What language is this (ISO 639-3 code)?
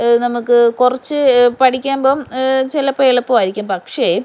mal